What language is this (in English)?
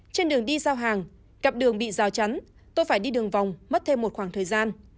Vietnamese